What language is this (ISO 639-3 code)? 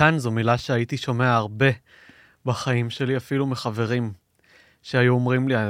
heb